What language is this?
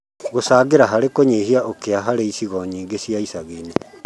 Kikuyu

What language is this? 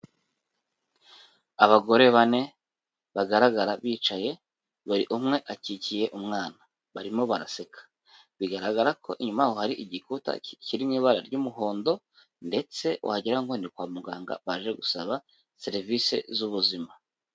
Kinyarwanda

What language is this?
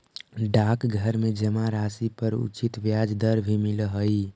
Magahi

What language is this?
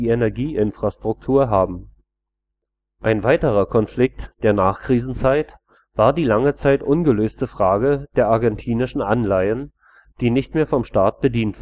German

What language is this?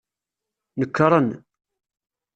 Kabyle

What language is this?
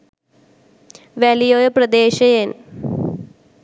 Sinhala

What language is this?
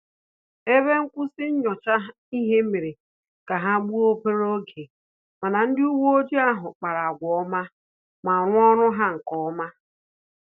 Igbo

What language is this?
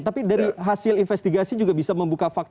Indonesian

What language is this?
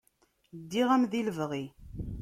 Kabyle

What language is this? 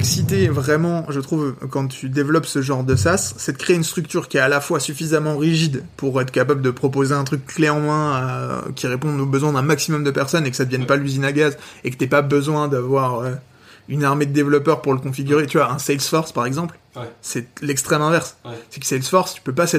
French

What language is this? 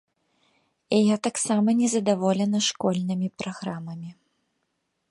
Belarusian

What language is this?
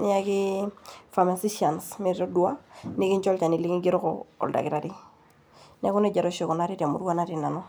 Masai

